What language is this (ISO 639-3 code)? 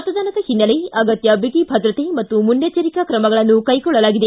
kan